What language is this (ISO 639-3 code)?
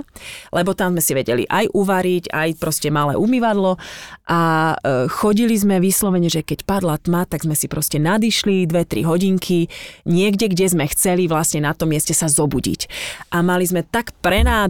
slk